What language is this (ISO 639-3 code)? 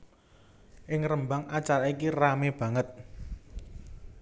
jav